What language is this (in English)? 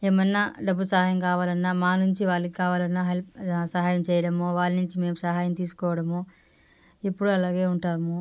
Telugu